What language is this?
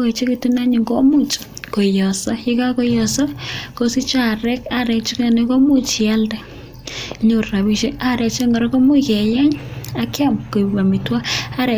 Kalenjin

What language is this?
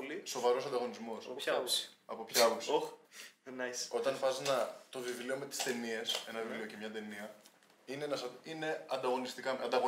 Greek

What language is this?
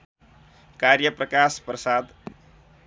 Nepali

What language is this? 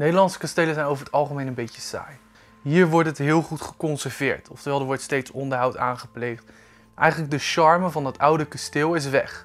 Dutch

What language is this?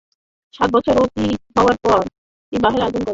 Bangla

